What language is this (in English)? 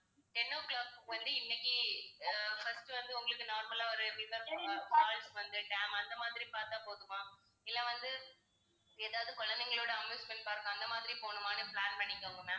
Tamil